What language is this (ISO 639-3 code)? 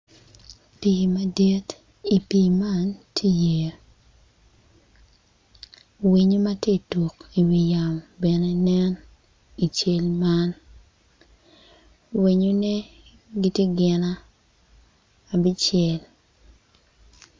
ach